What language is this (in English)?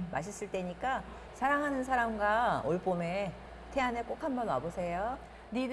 Korean